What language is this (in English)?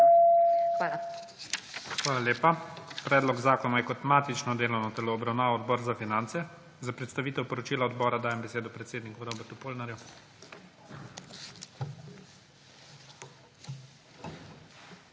Slovenian